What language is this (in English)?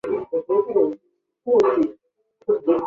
Chinese